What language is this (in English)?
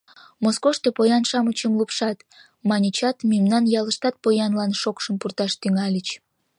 Mari